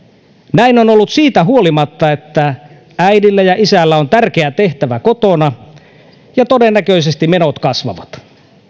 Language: Finnish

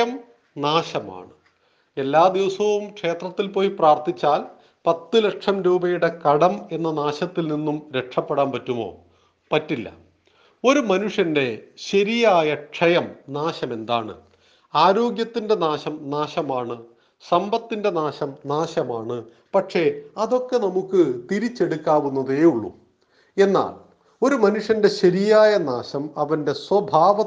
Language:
Malayalam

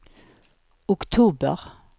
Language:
Swedish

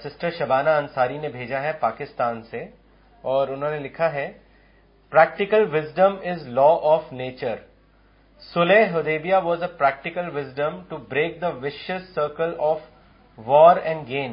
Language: Urdu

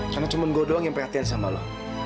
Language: Indonesian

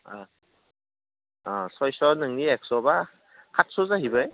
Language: Bodo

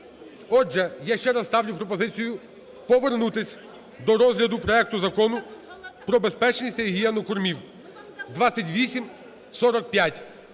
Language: Ukrainian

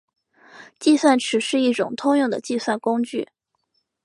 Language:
Chinese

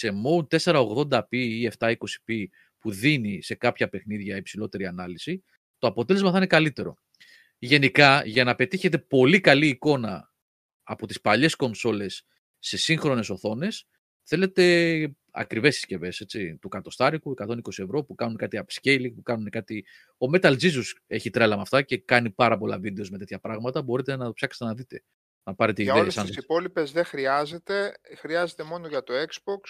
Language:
Greek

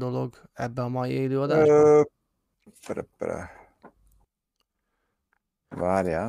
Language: Hungarian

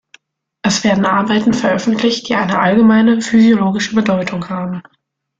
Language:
German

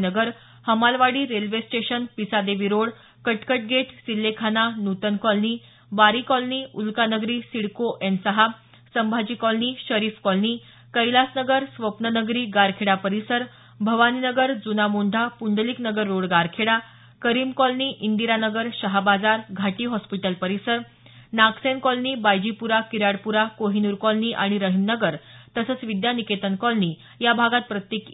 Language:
Marathi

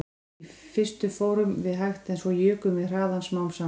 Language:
Icelandic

